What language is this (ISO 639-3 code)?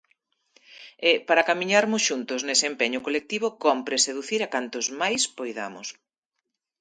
glg